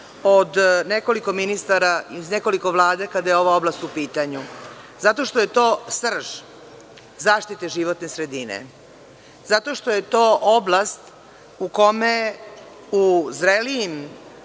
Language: Serbian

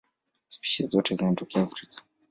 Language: Swahili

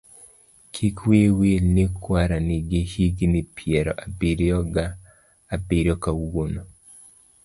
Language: Luo (Kenya and Tanzania)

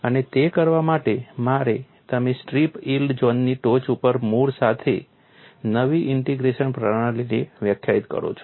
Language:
Gujarati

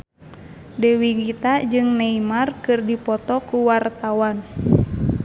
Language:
Sundanese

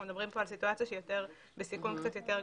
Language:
Hebrew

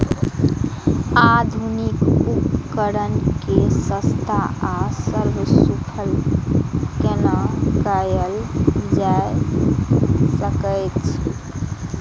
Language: Maithili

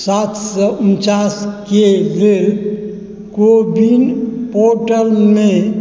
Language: Maithili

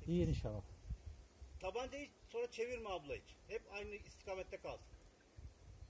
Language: Turkish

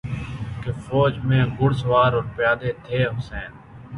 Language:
Urdu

